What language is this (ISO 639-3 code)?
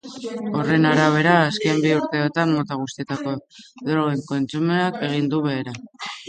eus